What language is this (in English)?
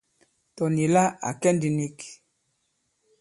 Bankon